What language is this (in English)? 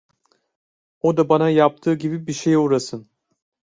Turkish